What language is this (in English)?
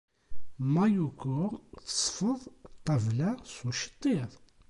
Kabyle